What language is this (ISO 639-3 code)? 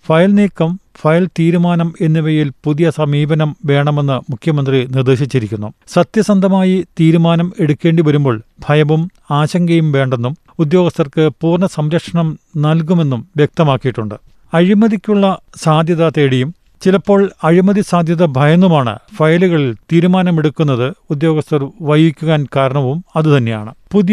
mal